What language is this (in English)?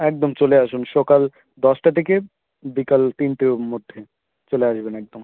Bangla